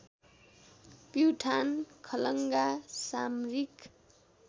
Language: Nepali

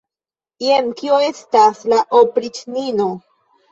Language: Esperanto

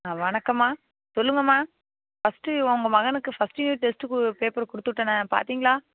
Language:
Tamil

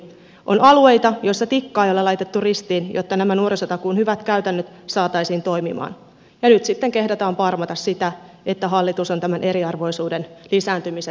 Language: Finnish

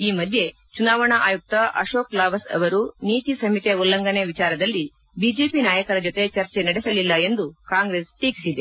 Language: Kannada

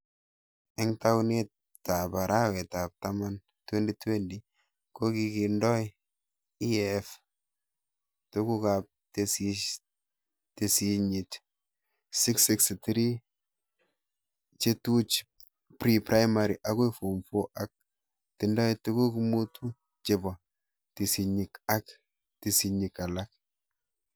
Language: Kalenjin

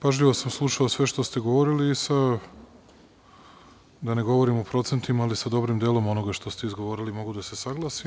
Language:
Serbian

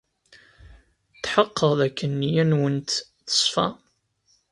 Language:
Kabyle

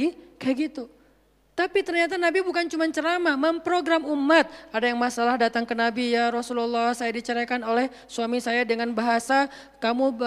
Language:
Indonesian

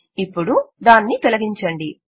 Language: Telugu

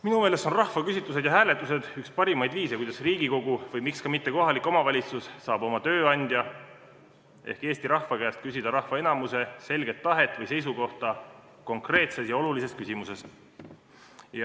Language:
Estonian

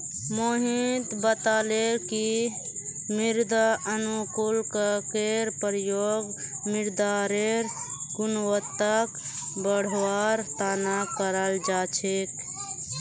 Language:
Magahi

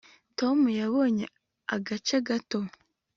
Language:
Kinyarwanda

